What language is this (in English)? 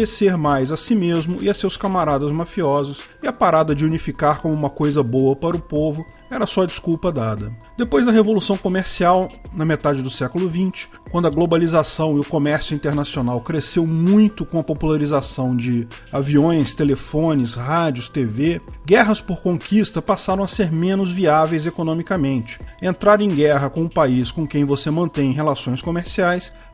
Portuguese